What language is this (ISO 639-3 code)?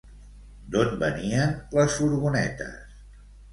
cat